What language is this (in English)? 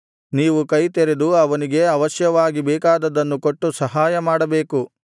Kannada